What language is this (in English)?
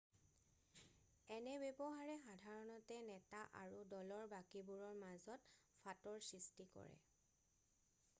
Assamese